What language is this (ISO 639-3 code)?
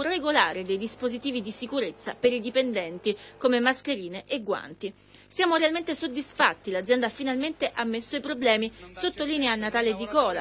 ita